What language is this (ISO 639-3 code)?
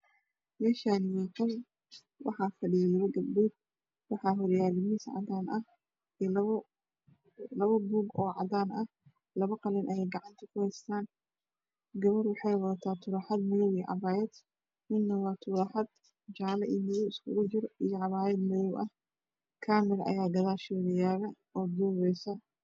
som